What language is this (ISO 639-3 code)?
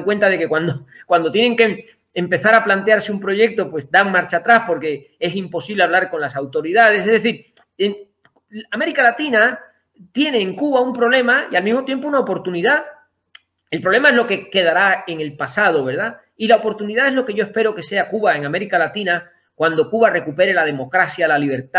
spa